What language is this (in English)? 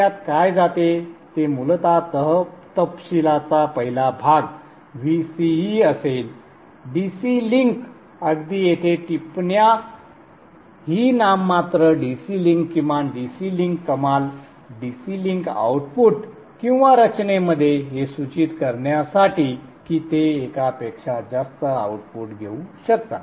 Marathi